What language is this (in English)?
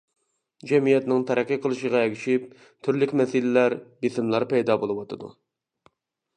Uyghur